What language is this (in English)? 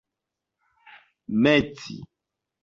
Esperanto